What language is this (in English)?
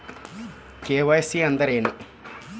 Kannada